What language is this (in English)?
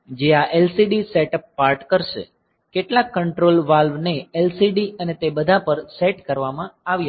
Gujarati